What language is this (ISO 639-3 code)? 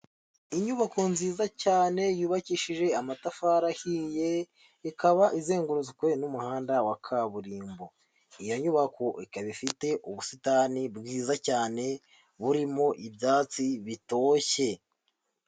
kin